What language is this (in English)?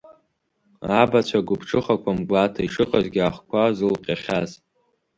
Abkhazian